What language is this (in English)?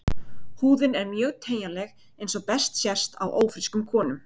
Icelandic